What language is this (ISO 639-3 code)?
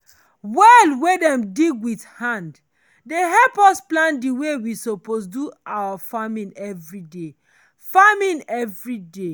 pcm